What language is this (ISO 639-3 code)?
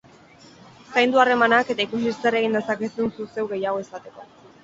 eus